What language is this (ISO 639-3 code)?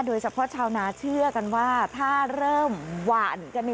tha